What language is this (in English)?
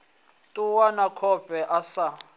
Venda